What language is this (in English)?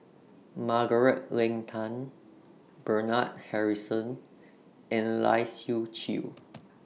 English